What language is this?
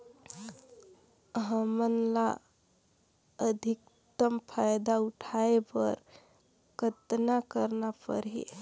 Chhattisgarhi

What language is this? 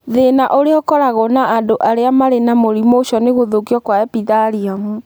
Kikuyu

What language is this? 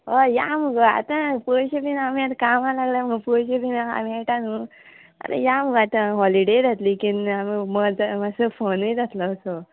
Konkani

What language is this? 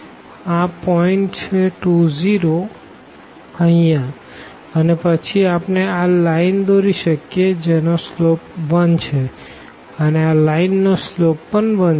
Gujarati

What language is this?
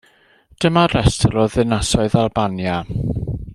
Welsh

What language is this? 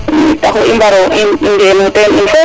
Serer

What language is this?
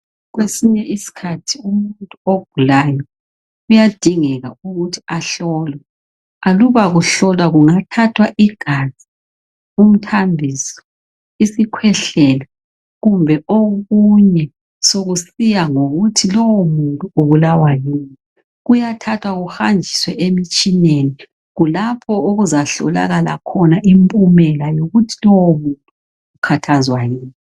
North Ndebele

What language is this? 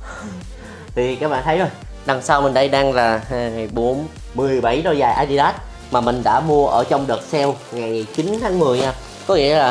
Vietnamese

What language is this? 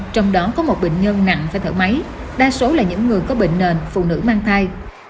Vietnamese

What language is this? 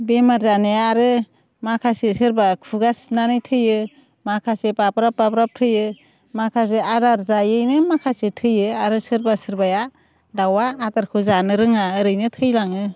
Bodo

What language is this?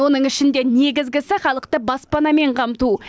Kazakh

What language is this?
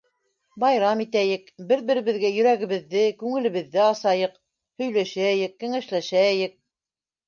Bashkir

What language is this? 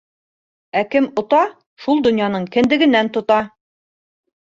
Bashkir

